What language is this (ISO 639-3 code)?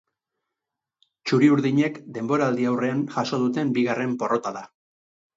eus